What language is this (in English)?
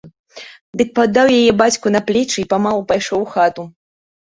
Belarusian